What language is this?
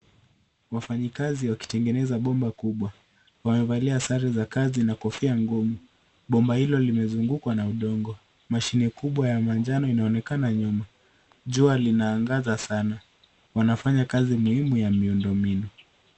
Swahili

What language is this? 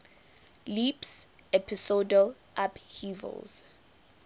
English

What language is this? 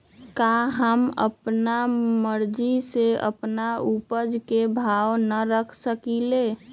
Magahi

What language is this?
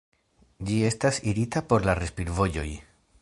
Esperanto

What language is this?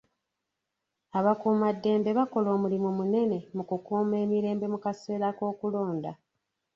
Ganda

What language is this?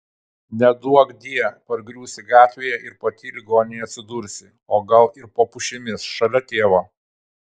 Lithuanian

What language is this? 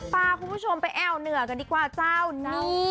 Thai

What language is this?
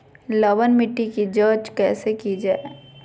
Magahi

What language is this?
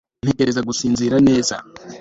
Kinyarwanda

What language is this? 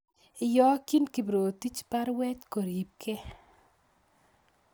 Kalenjin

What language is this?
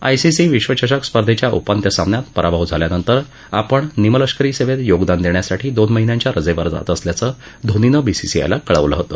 Marathi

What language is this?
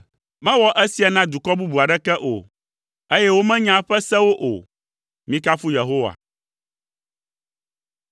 Ewe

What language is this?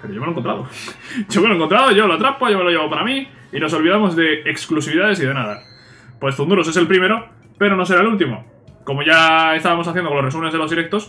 Spanish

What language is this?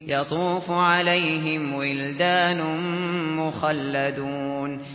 Arabic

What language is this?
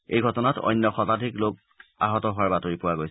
Assamese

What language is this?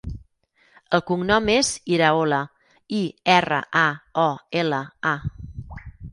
Catalan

